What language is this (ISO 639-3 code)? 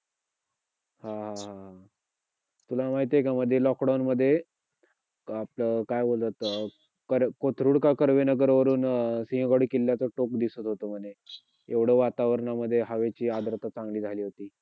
mar